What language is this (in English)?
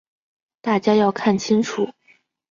Chinese